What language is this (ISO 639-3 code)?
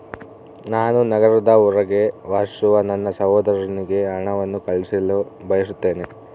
kan